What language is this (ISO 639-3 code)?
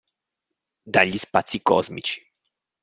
ita